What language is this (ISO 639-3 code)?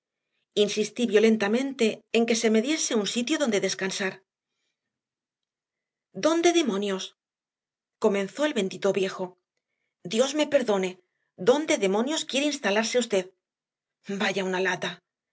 spa